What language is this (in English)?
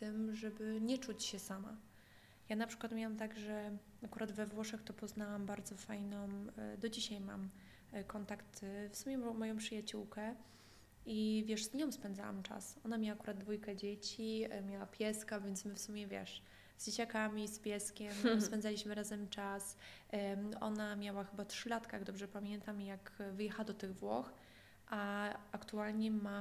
Polish